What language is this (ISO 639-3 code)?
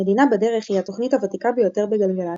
heb